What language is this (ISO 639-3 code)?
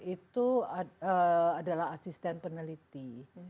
ind